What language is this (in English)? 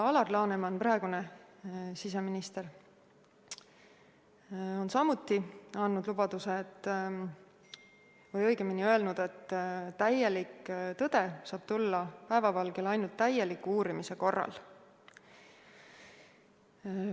Estonian